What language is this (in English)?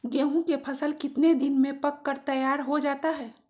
Magahi